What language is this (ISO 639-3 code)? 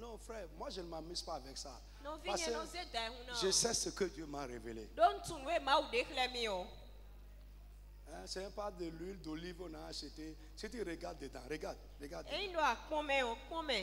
fra